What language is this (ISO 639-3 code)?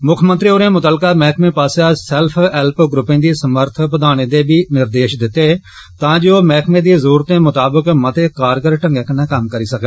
doi